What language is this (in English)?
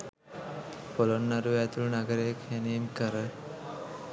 Sinhala